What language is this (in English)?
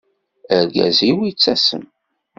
Kabyle